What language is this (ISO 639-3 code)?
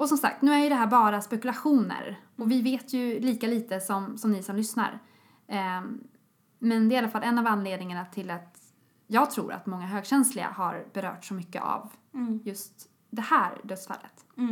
swe